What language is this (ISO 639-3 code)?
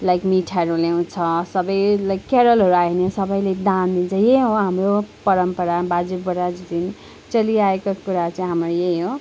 nep